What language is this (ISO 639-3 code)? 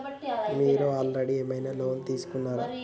tel